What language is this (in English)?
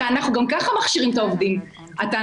Hebrew